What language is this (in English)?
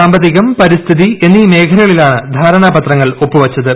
Malayalam